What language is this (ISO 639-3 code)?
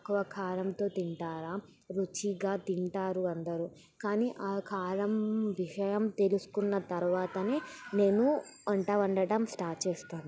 tel